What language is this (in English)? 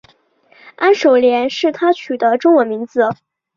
Chinese